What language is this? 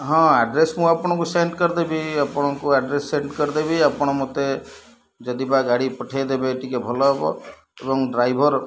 Odia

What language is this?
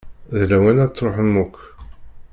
Kabyle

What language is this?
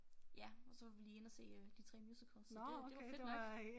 Danish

